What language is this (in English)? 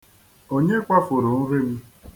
Igbo